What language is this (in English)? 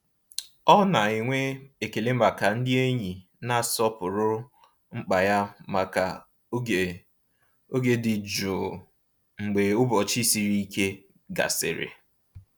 Igbo